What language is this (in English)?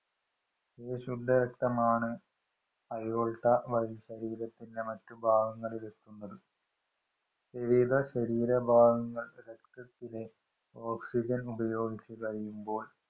Malayalam